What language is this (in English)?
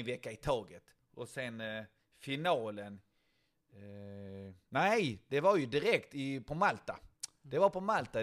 Swedish